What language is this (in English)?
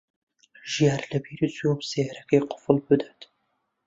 Central Kurdish